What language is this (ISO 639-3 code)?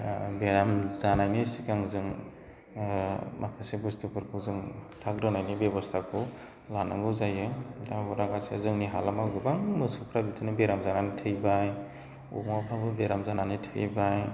brx